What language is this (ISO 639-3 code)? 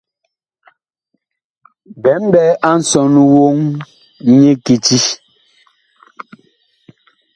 bkh